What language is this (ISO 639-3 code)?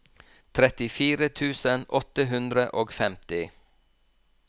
nor